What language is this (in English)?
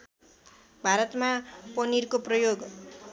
Nepali